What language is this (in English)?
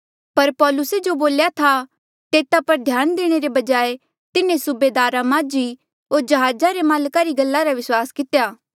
Mandeali